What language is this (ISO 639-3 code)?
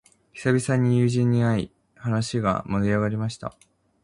jpn